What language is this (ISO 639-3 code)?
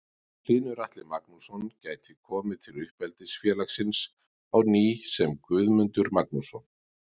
isl